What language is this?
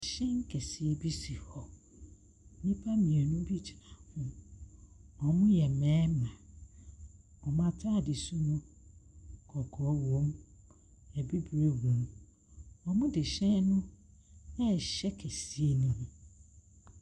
Akan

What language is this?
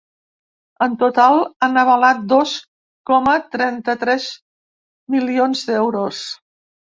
Catalan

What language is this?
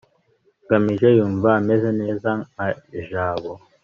Kinyarwanda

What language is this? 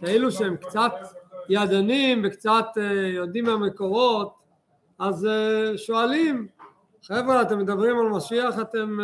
Hebrew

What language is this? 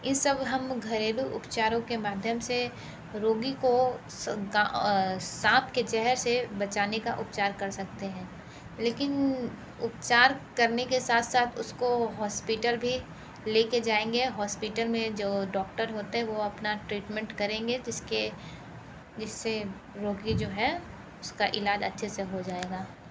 Hindi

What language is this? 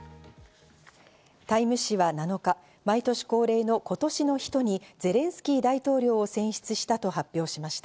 Japanese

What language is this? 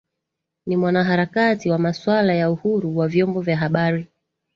Swahili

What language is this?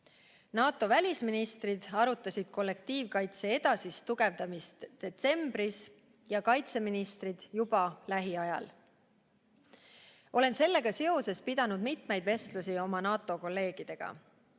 Estonian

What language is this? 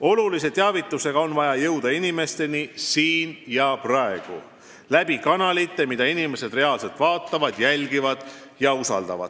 Estonian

